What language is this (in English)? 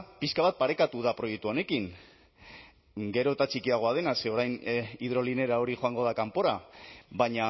Basque